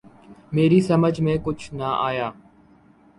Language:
Urdu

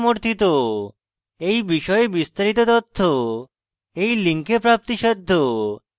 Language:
Bangla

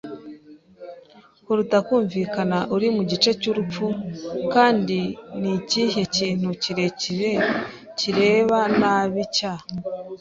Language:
Kinyarwanda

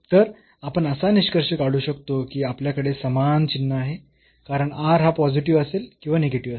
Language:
Marathi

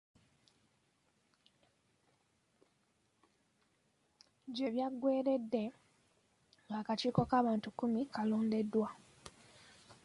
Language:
Ganda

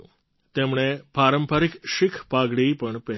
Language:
Gujarati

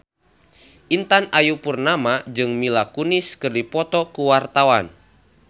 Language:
Sundanese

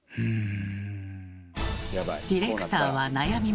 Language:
Japanese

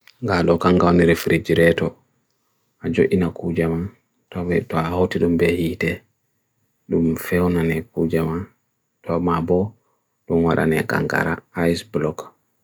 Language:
Bagirmi Fulfulde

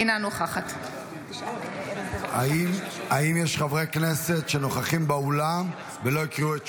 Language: Hebrew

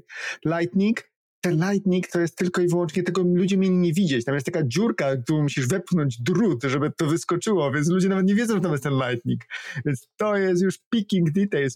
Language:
Polish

